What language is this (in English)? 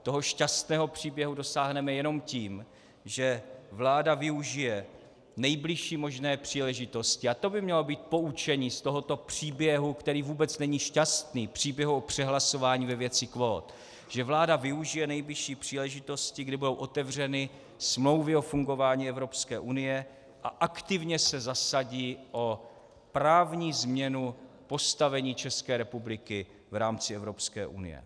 Czech